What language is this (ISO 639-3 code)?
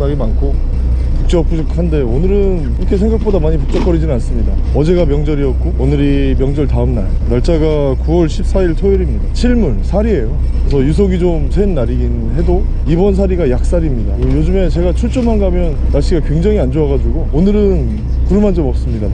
kor